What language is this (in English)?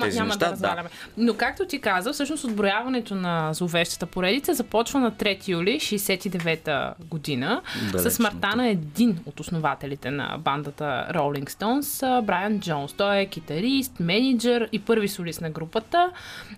Bulgarian